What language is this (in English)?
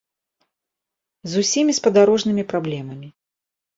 Belarusian